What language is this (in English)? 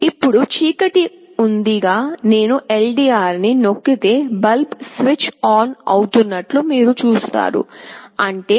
Telugu